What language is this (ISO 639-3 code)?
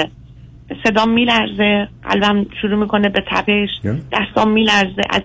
fas